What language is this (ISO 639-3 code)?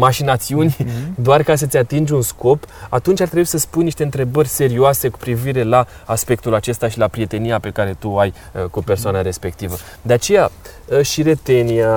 ron